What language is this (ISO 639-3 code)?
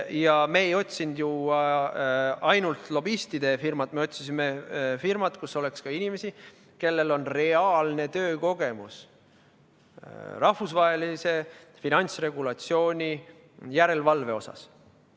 est